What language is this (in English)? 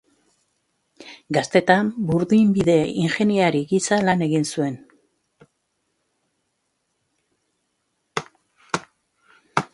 Basque